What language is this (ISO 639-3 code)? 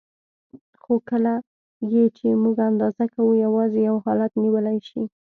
pus